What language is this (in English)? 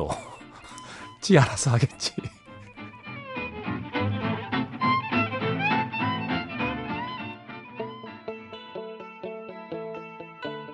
Korean